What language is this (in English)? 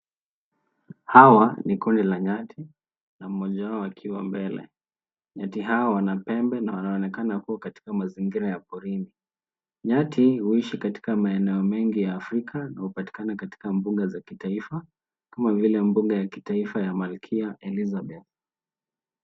Swahili